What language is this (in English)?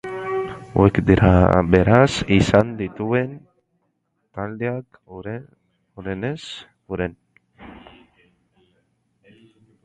Basque